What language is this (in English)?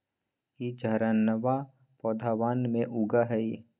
Magahi